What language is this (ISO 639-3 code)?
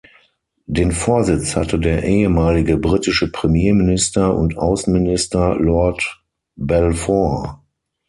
deu